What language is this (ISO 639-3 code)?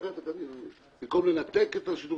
heb